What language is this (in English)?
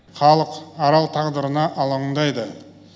Kazakh